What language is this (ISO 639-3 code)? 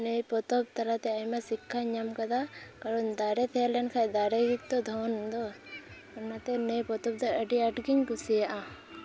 sat